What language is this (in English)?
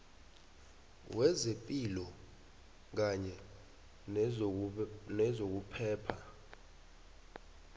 South Ndebele